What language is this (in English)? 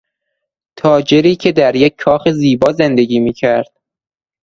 Persian